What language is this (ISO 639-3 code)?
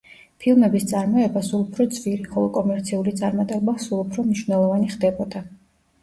kat